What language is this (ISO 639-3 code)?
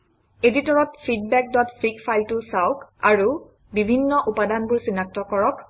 asm